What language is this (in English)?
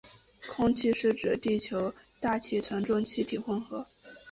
Chinese